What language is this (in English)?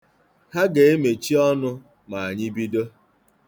Igbo